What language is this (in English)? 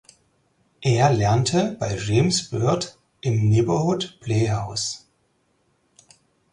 German